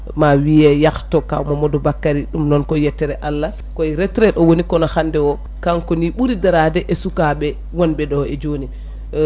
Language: Fula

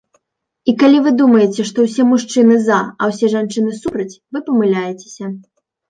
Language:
Belarusian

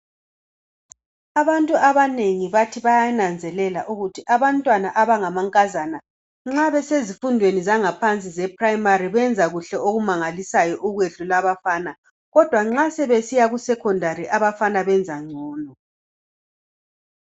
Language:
North Ndebele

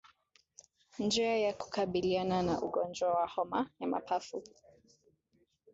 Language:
Swahili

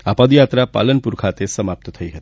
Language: Gujarati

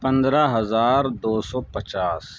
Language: Urdu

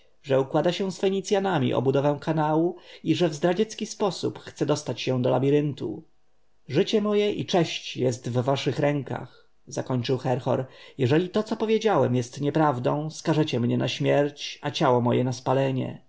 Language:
Polish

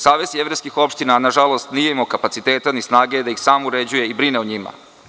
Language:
Serbian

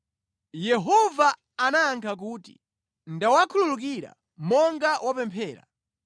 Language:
Nyanja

